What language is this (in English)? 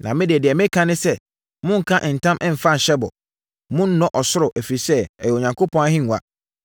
Akan